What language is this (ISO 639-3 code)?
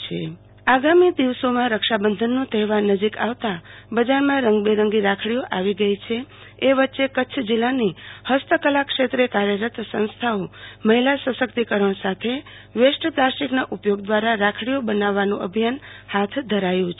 guj